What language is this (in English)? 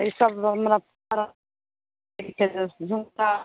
Maithili